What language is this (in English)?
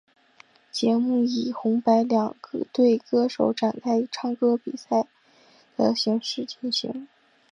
Chinese